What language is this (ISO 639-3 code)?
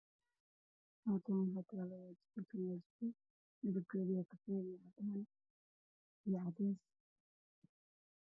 som